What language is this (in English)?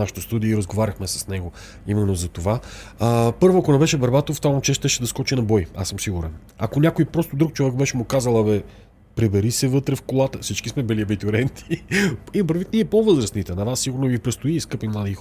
Bulgarian